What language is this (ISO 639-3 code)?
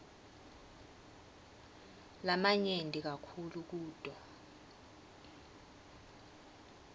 ssw